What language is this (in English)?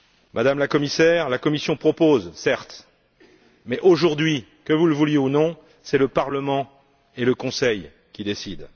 French